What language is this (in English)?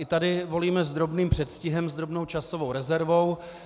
Czech